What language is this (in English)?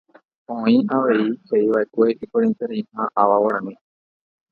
Guarani